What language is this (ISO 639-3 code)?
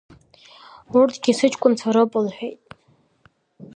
abk